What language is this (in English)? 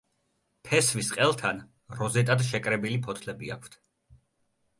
Georgian